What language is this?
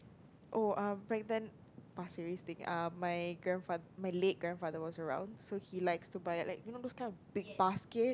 English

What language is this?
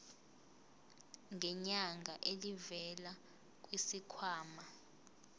Zulu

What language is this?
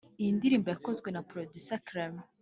Kinyarwanda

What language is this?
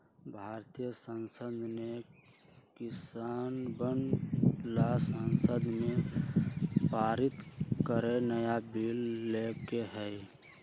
Magahi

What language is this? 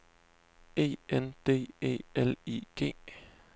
Danish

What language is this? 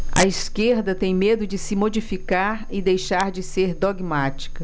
Portuguese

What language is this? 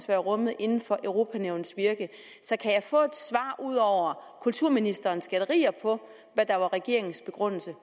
Danish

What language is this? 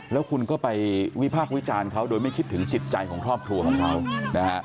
Thai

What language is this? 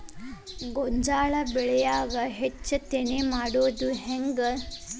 Kannada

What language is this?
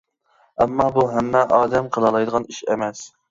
Uyghur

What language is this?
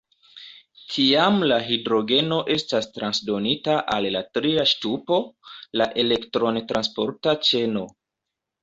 Esperanto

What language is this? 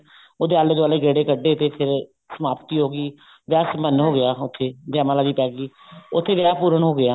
Punjabi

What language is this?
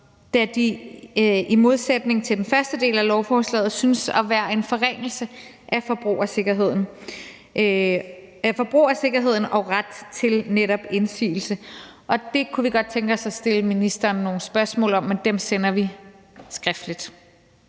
Danish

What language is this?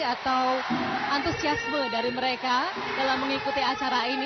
Indonesian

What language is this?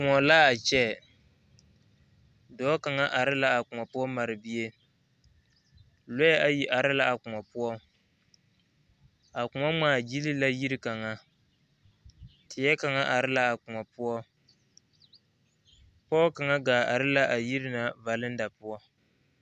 Southern Dagaare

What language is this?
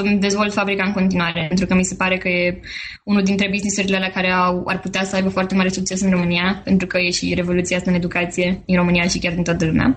Romanian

